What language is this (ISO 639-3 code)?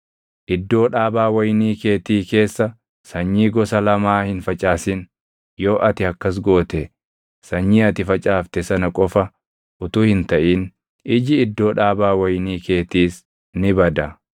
orm